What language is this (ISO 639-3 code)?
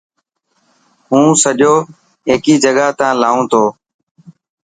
mki